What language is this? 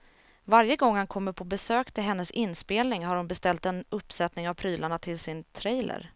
Swedish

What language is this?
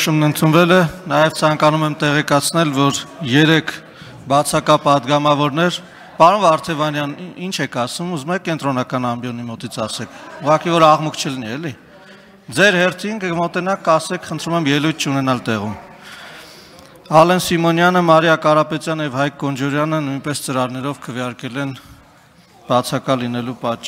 Turkish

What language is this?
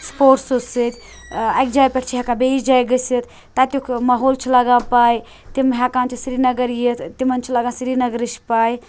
Kashmiri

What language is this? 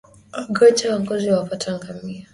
Swahili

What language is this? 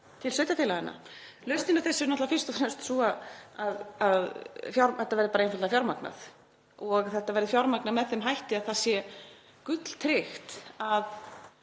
Icelandic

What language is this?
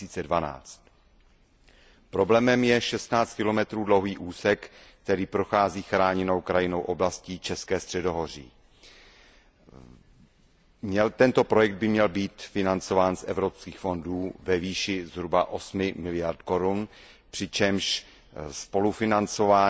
Czech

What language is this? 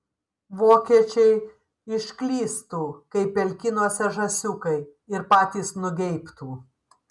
Lithuanian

